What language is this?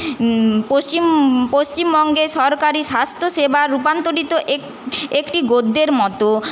Bangla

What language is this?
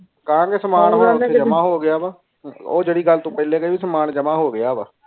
Punjabi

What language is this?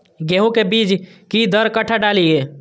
Maithili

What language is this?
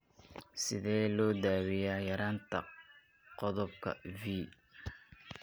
Somali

